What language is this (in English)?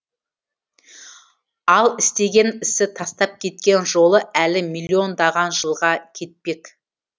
Kazakh